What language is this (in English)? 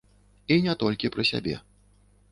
Belarusian